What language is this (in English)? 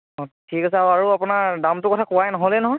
Assamese